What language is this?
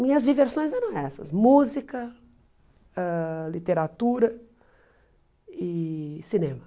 Portuguese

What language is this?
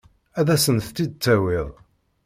Kabyle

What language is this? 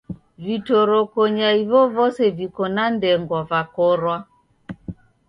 Taita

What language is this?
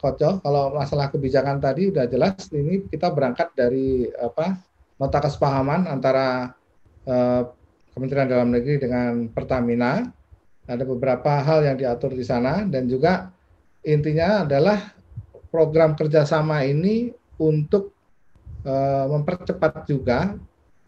Indonesian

